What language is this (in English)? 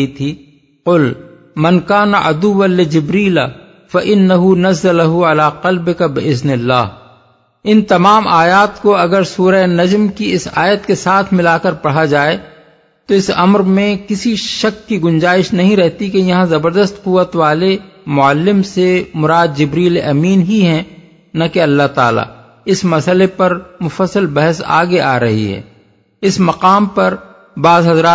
Urdu